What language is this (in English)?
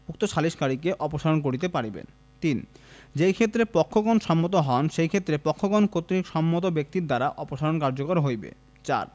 Bangla